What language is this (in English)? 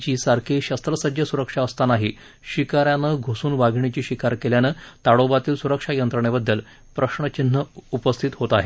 Marathi